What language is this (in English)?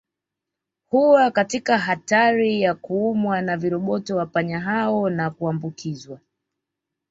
Swahili